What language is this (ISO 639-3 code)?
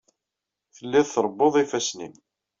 kab